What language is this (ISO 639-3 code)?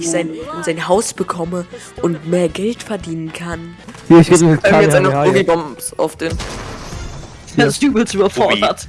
deu